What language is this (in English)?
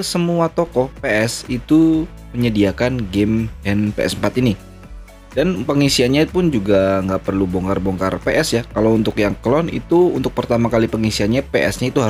Indonesian